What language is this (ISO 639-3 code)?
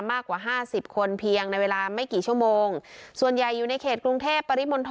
tha